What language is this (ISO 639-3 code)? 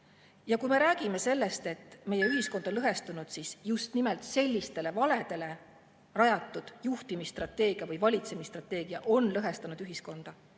est